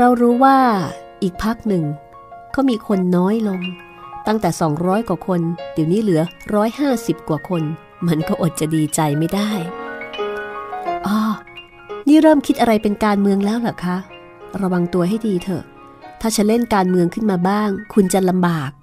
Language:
Thai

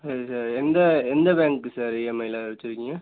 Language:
Tamil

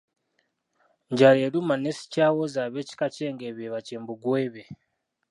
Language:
Ganda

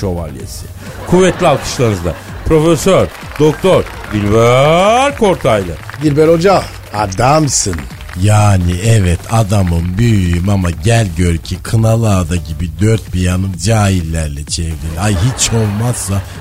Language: Turkish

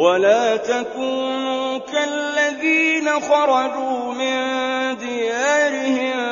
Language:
Arabic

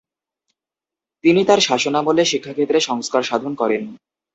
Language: Bangla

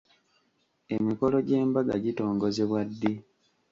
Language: Ganda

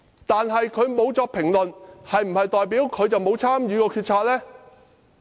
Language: Cantonese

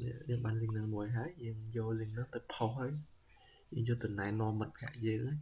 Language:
Vietnamese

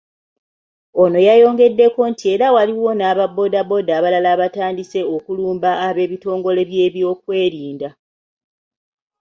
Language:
Ganda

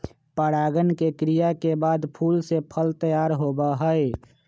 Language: Magahi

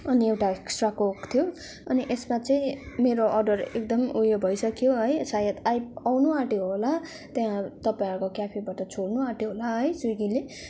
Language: Nepali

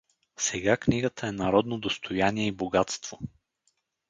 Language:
Bulgarian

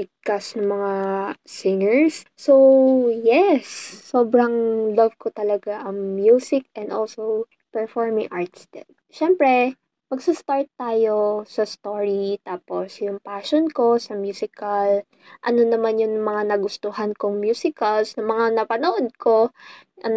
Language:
Filipino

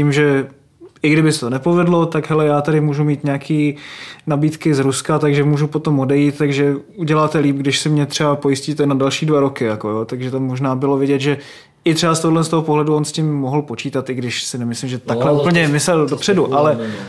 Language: Czech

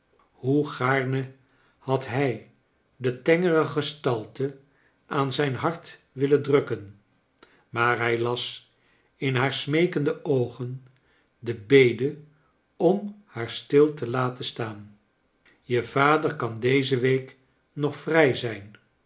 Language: Dutch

